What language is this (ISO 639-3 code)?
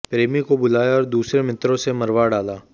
hin